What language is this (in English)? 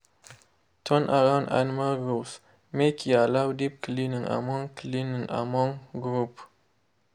Nigerian Pidgin